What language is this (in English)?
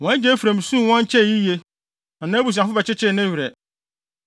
Akan